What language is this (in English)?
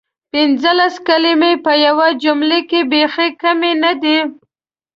Pashto